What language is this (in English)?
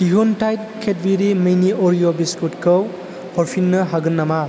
Bodo